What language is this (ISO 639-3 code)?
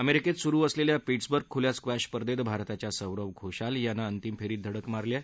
mar